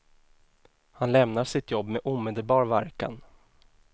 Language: Swedish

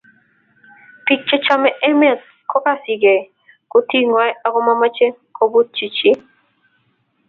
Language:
Kalenjin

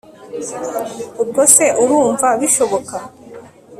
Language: Kinyarwanda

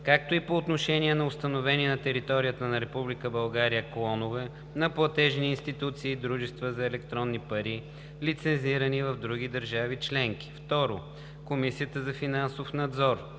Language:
Bulgarian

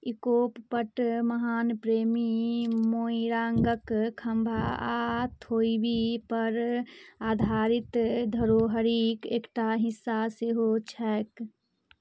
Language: Maithili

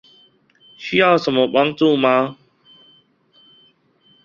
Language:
Chinese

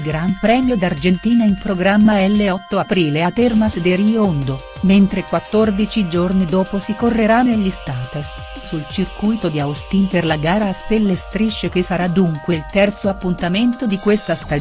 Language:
Italian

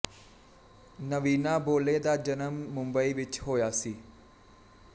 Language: Punjabi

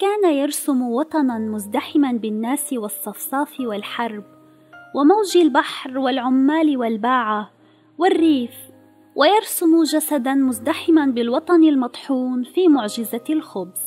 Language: Arabic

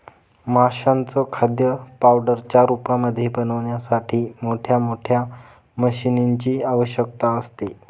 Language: Marathi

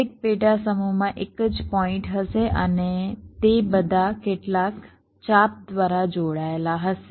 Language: Gujarati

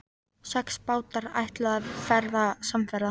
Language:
Icelandic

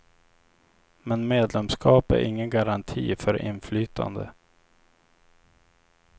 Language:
Swedish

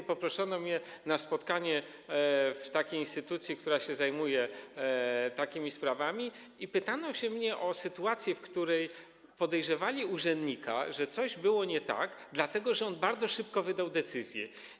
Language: Polish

